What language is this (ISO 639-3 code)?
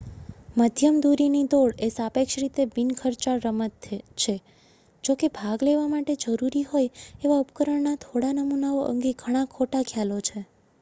guj